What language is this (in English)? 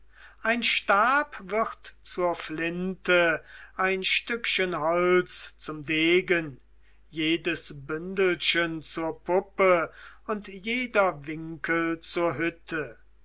German